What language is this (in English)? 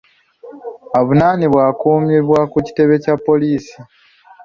Ganda